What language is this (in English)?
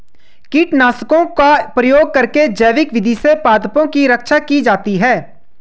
Hindi